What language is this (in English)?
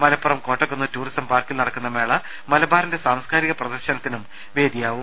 Malayalam